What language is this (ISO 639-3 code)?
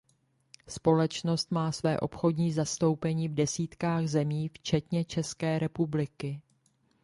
ces